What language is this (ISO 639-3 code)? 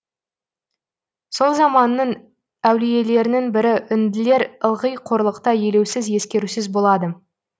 kaz